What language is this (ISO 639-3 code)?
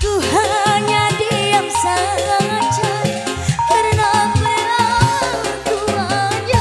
ind